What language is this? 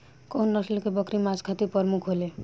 Bhojpuri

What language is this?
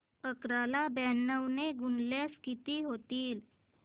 Marathi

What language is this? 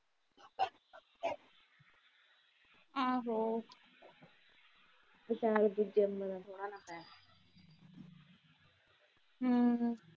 Punjabi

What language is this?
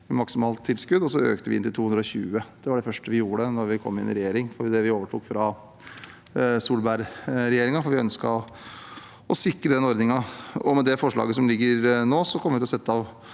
Norwegian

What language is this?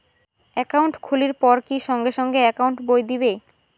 Bangla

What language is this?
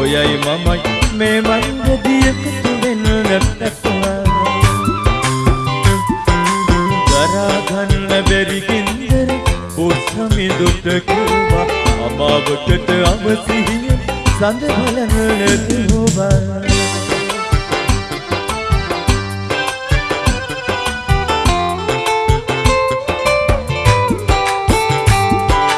Indonesian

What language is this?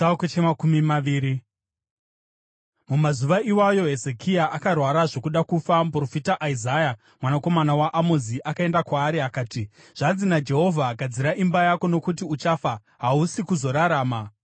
Shona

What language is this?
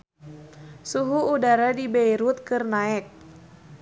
Sundanese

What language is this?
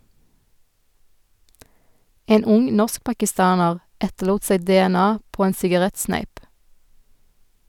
Norwegian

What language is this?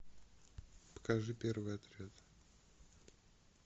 Russian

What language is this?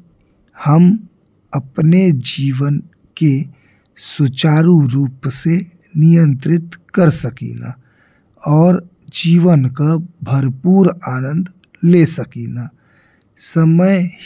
Bhojpuri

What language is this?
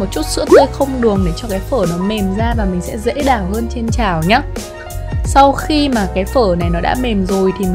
Vietnamese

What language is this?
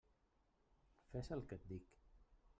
Catalan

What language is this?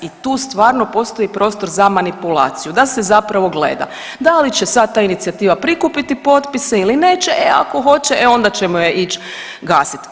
Croatian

